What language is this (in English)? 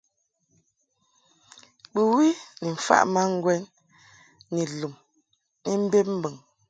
Mungaka